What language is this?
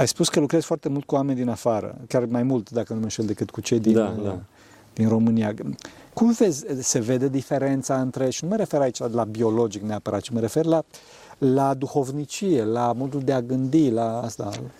Romanian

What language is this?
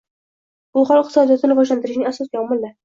Uzbek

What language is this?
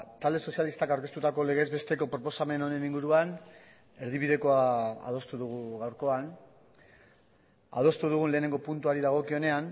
Basque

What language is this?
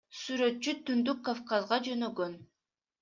Kyrgyz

